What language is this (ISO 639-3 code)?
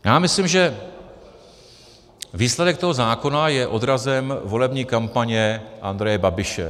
ces